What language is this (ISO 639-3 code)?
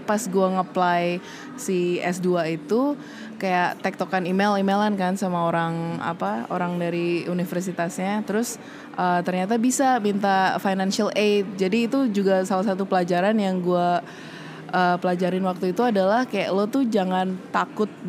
ind